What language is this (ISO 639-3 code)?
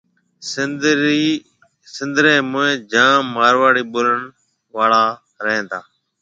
mve